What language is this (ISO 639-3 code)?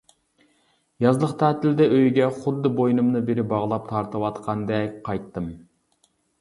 uig